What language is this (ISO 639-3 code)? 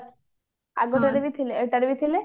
ori